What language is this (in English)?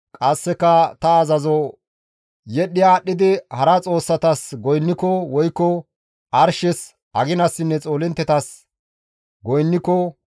Gamo